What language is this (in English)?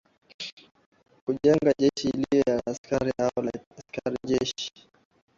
Swahili